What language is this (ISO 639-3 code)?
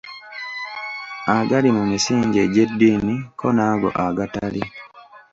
lug